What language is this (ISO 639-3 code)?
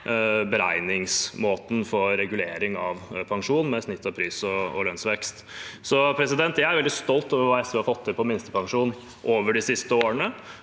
nor